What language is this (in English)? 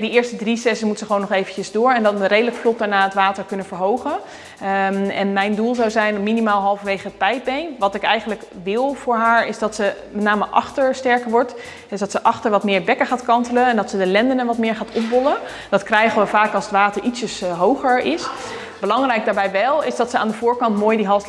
Dutch